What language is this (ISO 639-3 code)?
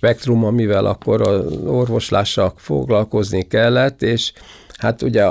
hun